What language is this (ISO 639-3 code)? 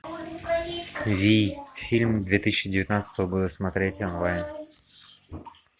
rus